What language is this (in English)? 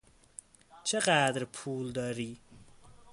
Persian